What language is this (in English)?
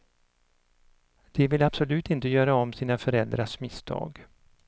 Swedish